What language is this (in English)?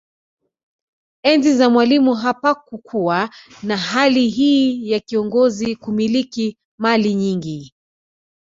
Swahili